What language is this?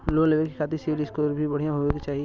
Bhojpuri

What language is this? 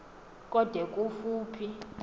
Xhosa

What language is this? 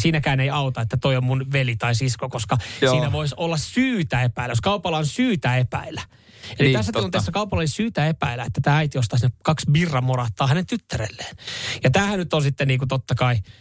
Finnish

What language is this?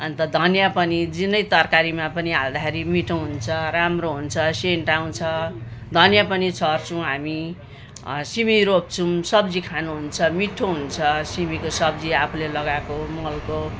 Nepali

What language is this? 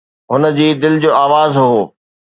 Sindhi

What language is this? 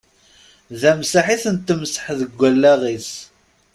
Kabyle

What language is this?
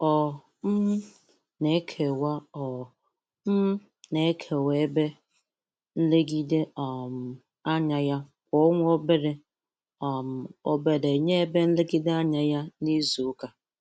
Igbo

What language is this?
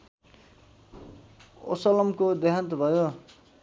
Nepali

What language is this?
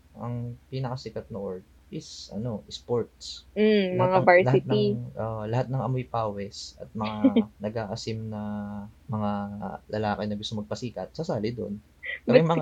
Filipino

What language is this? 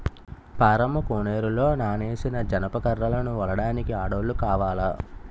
Telugu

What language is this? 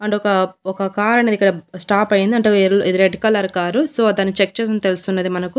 Telugu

